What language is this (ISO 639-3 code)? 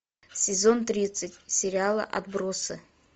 rus